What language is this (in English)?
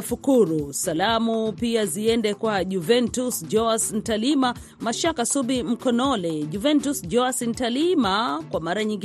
Swahili